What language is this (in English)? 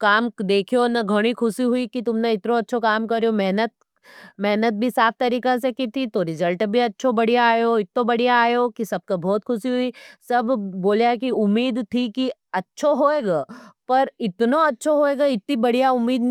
Nimadi